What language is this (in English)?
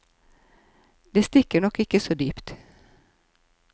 Norwegian